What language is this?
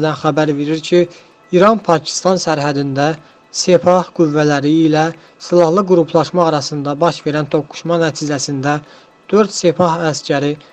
Turkish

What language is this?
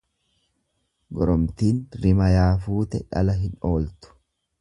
Oromo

